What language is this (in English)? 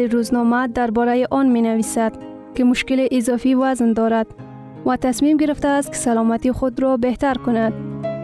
Persian